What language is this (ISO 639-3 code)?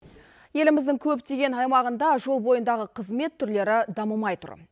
kaz